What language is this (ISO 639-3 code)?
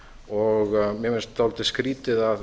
isl